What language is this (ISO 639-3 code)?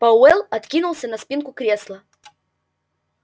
rus